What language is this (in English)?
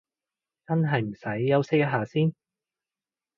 Cantonese